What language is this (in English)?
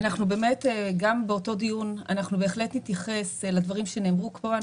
Hebrew